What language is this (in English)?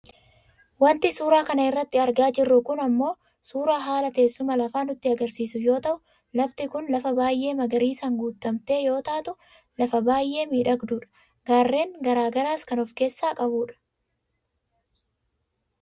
Oromo